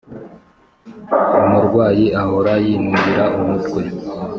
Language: Kinyarwanda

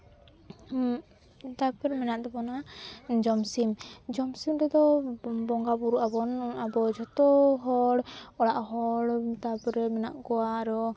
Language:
Santali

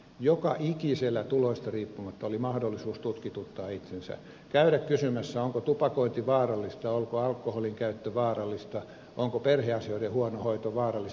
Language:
Finnish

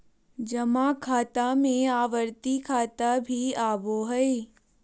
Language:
Magahi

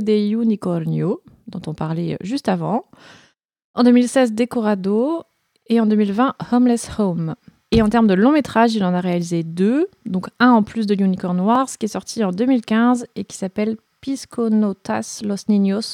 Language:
French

